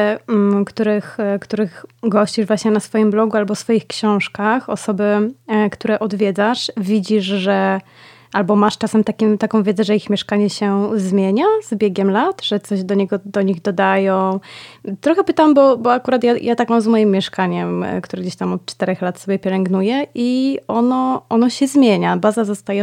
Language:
Polish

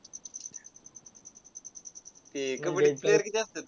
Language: Marathi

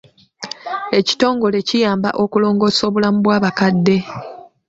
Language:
Ganda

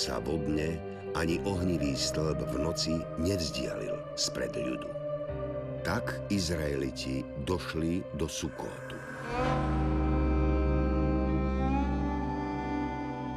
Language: Slovak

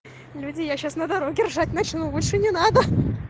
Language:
Russian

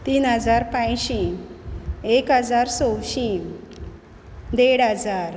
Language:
Konkani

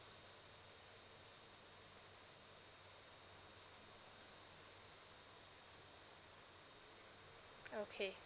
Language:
English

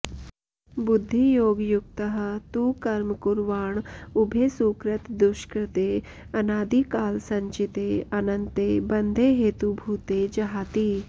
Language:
Sanskrit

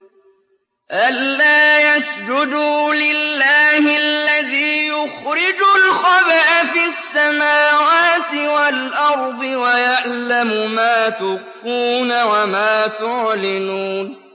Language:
Arabic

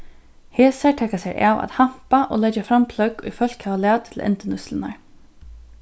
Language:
Faroese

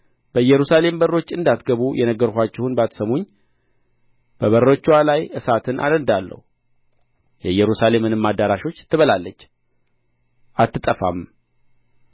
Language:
Amharic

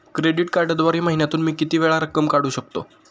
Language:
Marathi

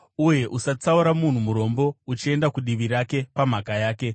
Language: Shona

